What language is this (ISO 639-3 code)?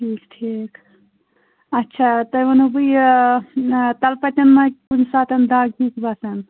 kas